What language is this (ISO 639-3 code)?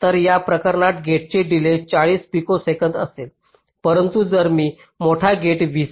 mar